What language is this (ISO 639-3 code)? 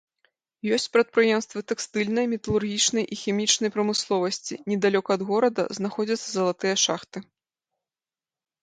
bel